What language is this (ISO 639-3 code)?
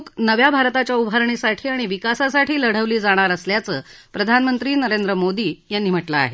mar